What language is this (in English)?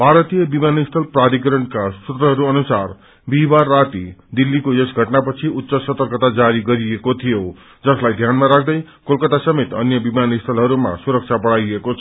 Nepali